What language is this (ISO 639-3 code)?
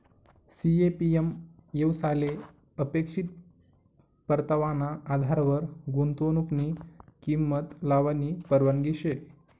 mar